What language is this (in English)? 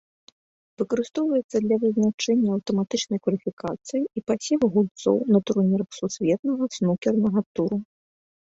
Belarusian